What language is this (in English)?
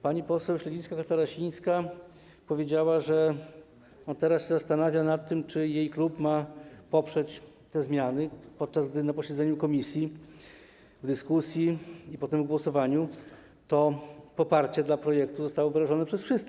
Polish